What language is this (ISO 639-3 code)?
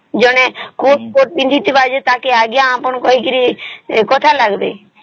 ori